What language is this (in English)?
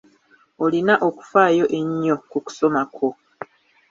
Ganda